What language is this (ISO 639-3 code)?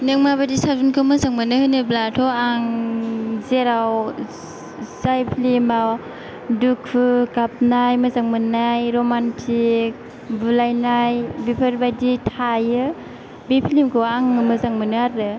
brx